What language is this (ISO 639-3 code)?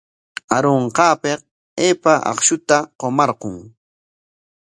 qwa